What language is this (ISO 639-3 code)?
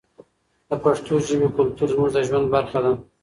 pus